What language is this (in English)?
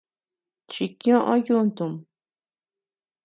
Tepeuxila Cuicatec